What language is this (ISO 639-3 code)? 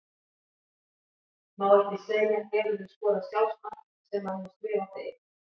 isl